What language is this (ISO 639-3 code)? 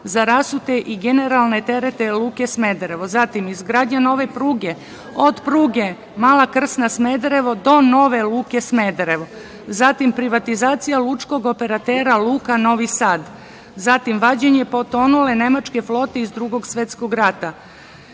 srp